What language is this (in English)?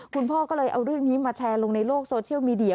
Thai